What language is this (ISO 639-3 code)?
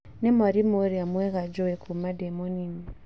kik